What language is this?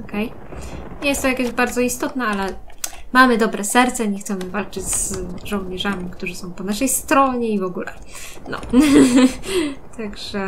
Polish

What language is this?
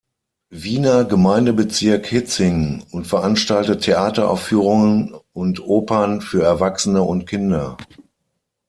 German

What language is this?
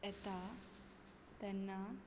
Konkani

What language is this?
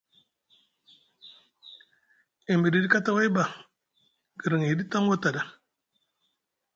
Musgu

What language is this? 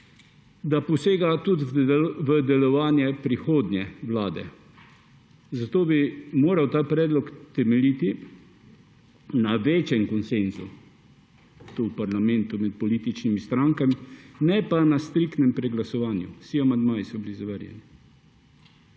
Slovenian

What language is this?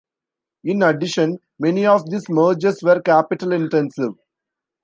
English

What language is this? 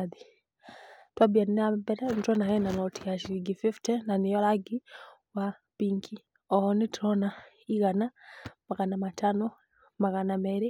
Kikuyu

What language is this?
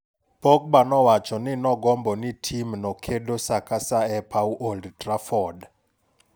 Luo (Kenya and Tanzania)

